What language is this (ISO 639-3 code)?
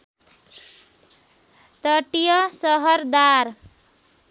nep